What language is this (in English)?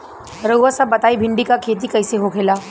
Bhojpuri